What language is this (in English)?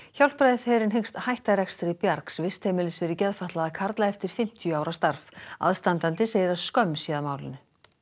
Icelandic